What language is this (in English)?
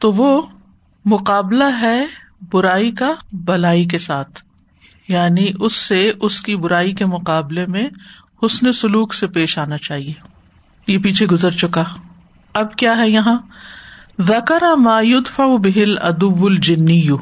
Urdu